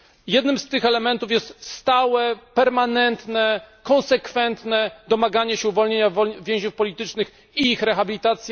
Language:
Polish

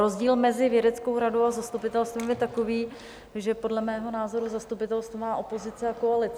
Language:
Czech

